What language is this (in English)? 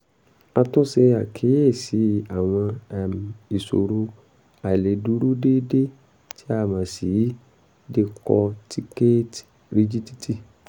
Yoruba